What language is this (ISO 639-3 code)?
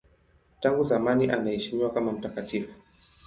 swa